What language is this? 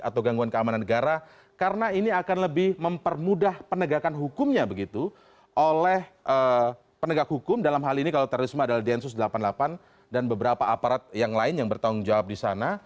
Indonesian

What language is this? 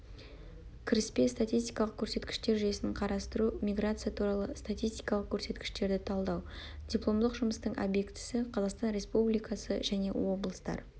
Kazakh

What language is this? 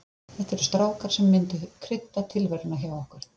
Icelandic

